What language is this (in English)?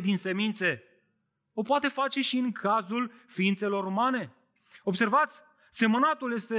Romanian